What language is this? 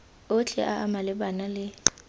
Tswana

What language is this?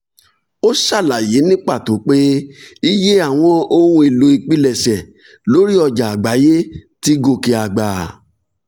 Yoruba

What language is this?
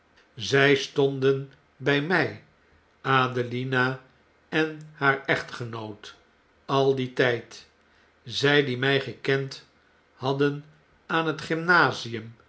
Dutch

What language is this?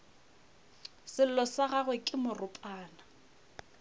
Northern Sotho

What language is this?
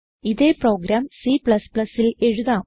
Malayalam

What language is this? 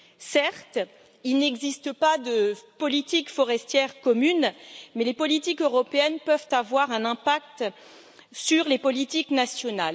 French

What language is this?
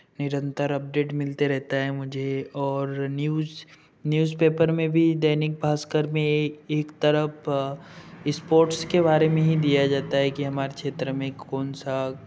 Hindi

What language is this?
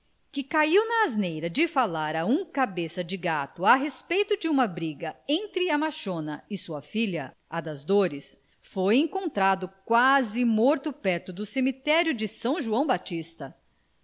Portuguese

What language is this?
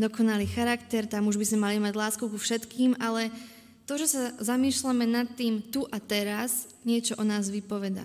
Slovak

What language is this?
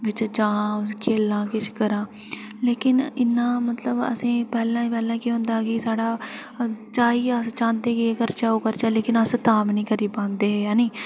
Dogri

